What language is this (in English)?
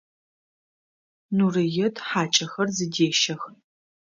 Adyghe